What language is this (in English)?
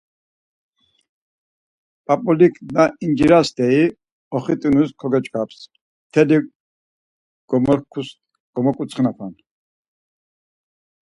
Laz